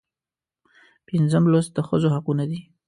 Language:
Pashto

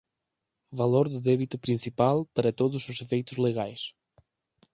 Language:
Portuguese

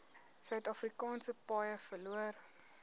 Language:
Afrikaans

